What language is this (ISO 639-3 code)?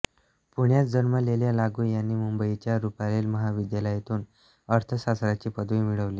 mar